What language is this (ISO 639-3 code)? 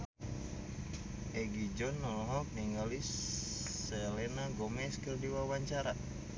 sun